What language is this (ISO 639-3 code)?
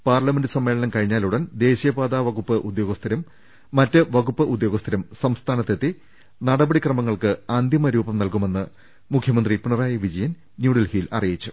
mal